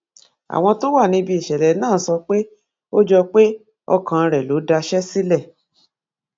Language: Yoruba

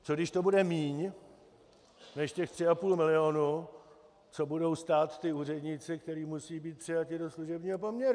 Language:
Czech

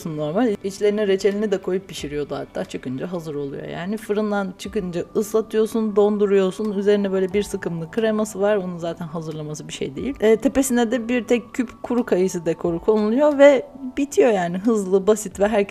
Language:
Turkish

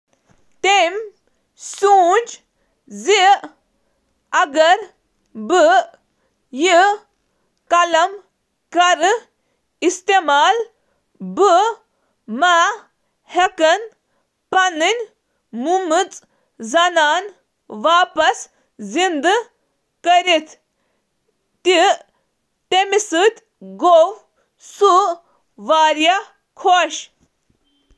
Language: Kashmiri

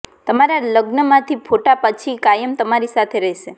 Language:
Gujarati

